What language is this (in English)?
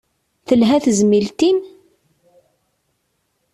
Kabyle